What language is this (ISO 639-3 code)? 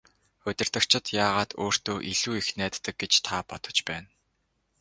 mon